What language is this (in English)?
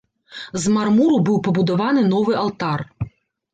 Belarusian